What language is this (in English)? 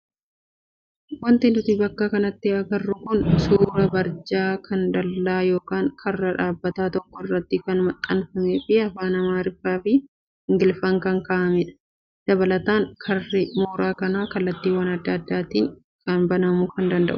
Oromo